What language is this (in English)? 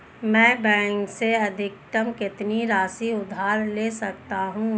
Hindi